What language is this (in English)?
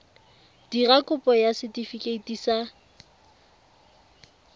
Tswana